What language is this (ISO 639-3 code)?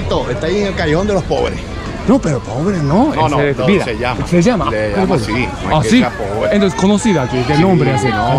spa